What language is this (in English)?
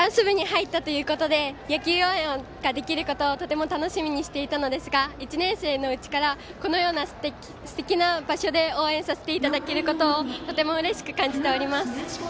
Japanese